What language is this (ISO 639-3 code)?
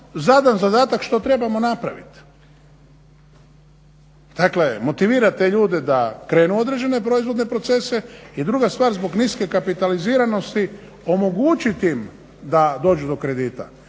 hrv